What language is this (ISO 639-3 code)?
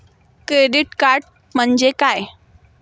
mar